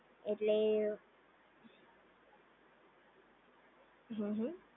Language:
Gujarati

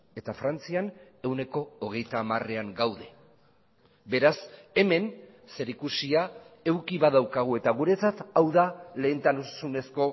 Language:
Basque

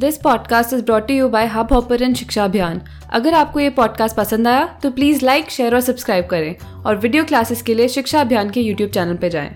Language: Hindi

